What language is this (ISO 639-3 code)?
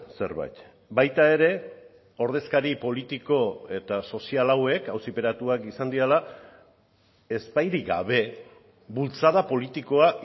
eus